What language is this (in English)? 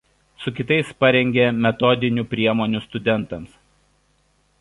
Lithuanian